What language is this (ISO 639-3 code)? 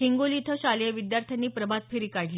mar